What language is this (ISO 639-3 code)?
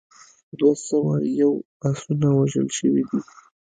pus